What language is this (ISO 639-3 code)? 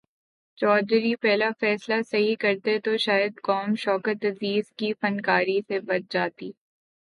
urd